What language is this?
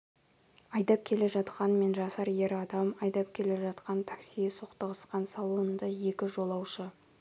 Kazakh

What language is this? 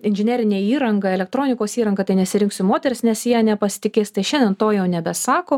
Lithuanian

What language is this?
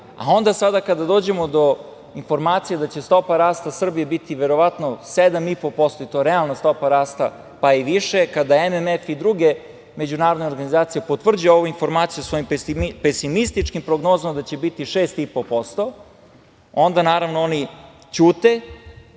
Serbian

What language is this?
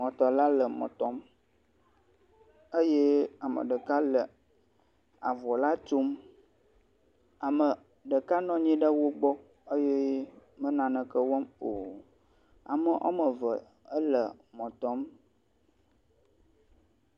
Ewe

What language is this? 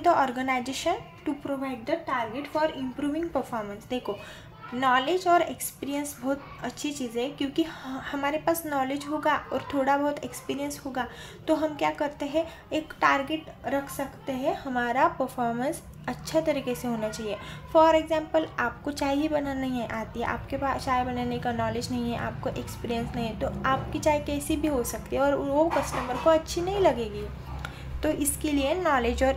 Hindi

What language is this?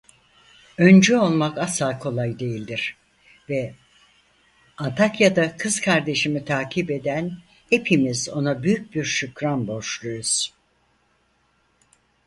Turkish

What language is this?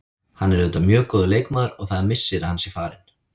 Icelandic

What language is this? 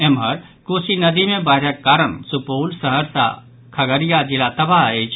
Maithili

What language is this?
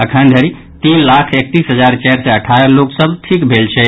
Maithili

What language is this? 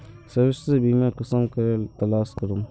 Magahi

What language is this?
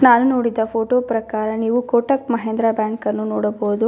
Kannada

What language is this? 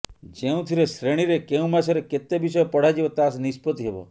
Odia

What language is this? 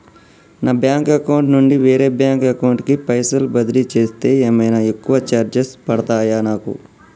Telugu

